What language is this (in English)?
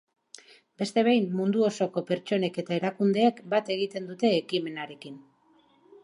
Basque